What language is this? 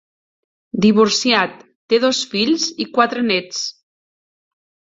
Catalan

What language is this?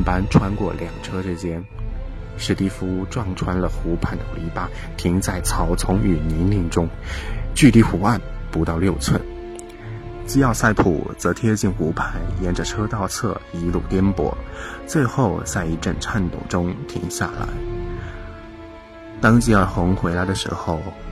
Chinese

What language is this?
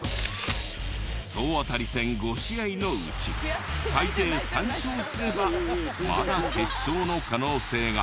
Japanese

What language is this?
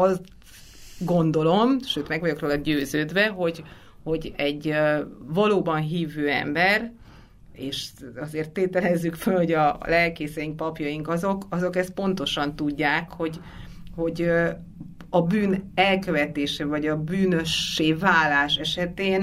Hungarian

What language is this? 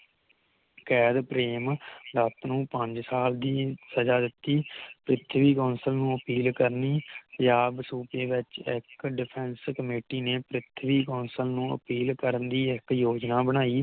Punjabi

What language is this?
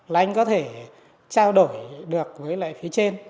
Vietnamese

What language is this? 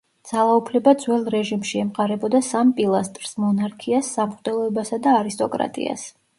Georgian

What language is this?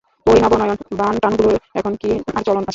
Bangla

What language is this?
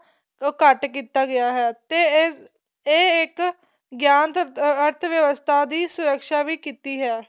Punjabi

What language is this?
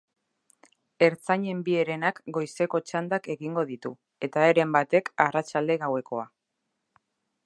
Basque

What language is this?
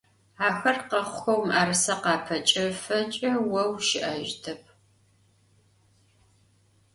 Adyghe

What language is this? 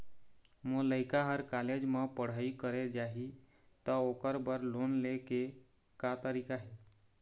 Chhattisgarhi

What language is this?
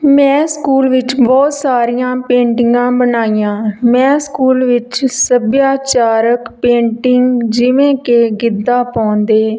Punjabi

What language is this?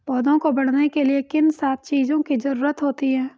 Hindi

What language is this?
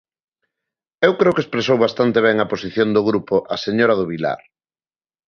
Galician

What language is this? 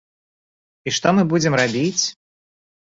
Belarusian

